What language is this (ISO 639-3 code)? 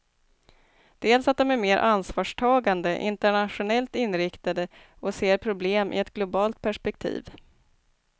swe